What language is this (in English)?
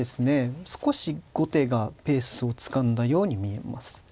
Japanese